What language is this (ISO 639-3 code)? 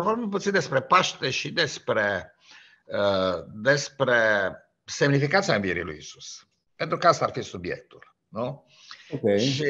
ron